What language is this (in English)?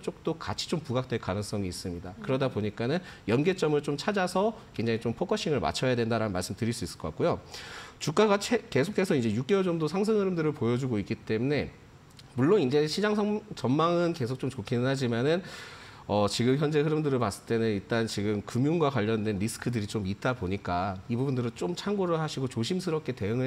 Korean